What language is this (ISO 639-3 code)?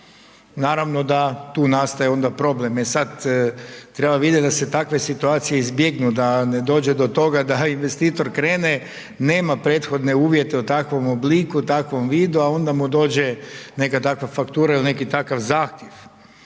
hrv